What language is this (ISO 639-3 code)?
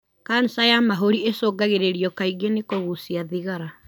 kik